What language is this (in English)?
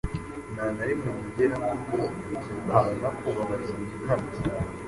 Kinyarwanda